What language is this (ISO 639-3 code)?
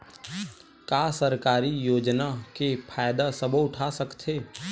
hne